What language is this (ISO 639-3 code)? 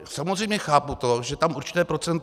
ces